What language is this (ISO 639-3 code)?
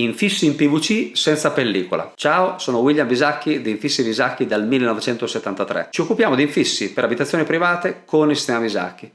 ita